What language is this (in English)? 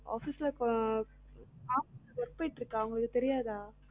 Tamil